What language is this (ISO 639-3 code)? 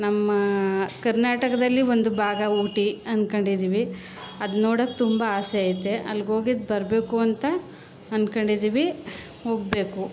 kan